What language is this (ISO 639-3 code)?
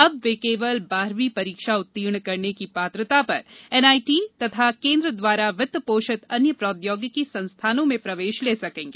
hin